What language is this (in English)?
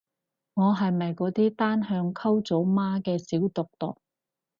Cantonese